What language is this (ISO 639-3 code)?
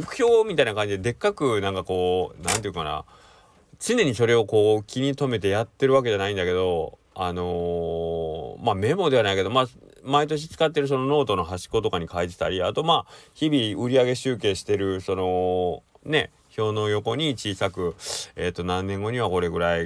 jpn